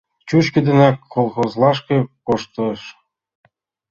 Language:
Mari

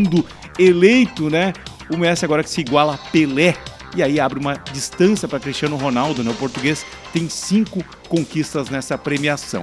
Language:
Portuguese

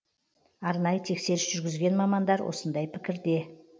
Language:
Kazakh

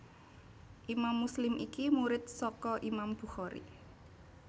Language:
Javanese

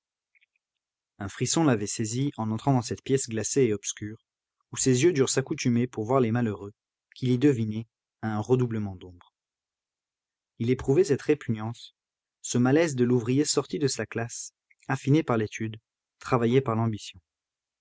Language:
French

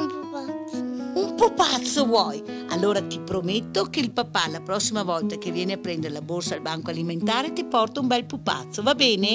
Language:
Italian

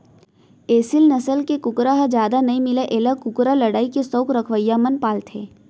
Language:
Chhattisgarhi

